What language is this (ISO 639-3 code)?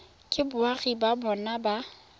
tsn